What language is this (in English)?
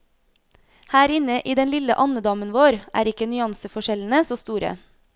Norwegian